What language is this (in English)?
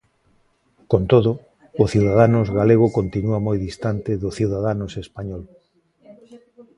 Galician